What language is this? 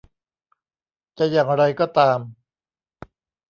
Thai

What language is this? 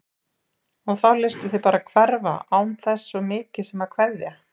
Icelandic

